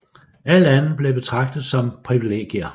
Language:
Danish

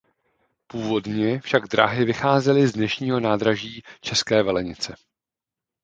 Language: Czech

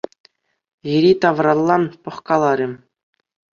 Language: Chuvash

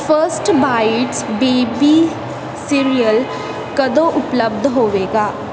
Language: Punjabi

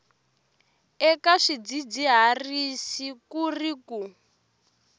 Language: Tsonga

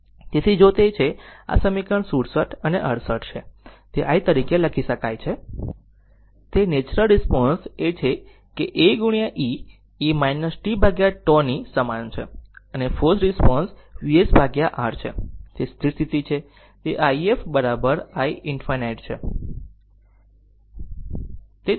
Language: Gujarati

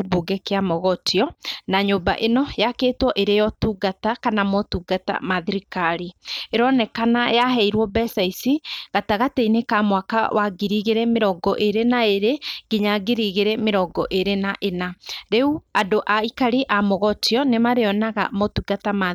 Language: Kikuyu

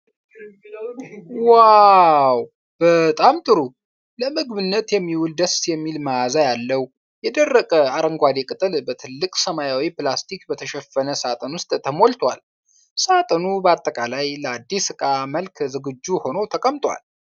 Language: Amharic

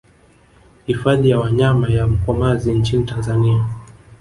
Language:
Swahili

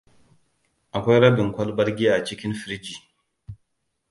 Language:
Hausa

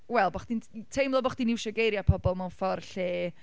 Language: Welsh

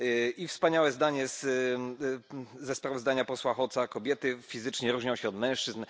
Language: Polish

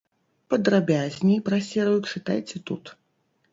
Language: Belarusian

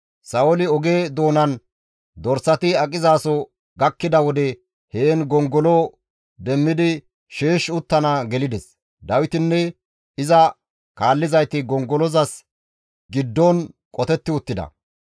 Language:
Gamo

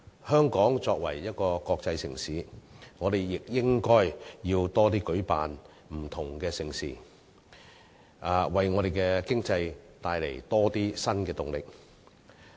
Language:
Cantonese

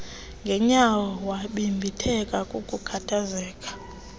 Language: Xhosa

